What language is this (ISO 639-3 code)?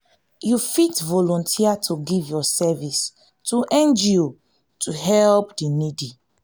pcm